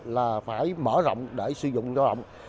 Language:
Vietnamese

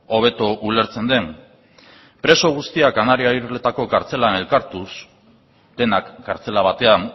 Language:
Basque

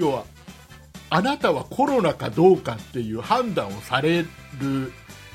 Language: Japanese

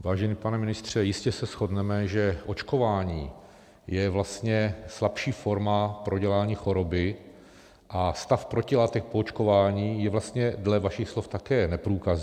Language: Czech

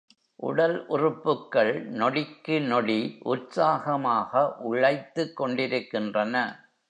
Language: Tamil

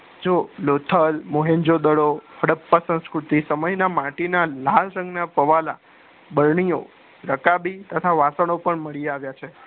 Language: Gujarati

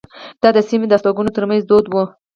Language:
Pashto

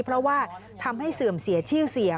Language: Thai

